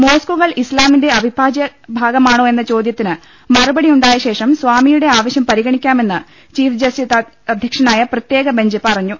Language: Malayalam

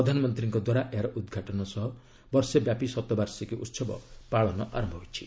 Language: Odia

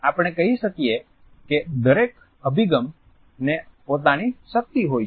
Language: Gujarati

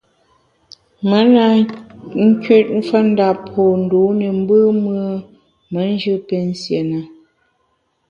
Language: Bamun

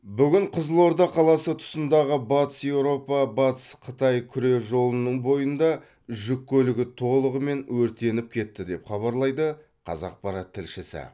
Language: Kazakh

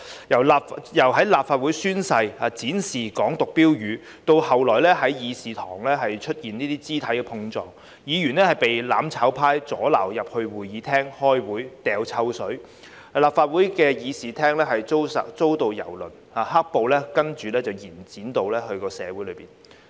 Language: Cantonese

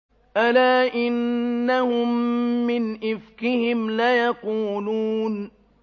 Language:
Arabic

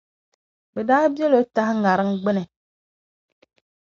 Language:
Dagbani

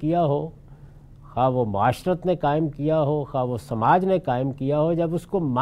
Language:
Urdu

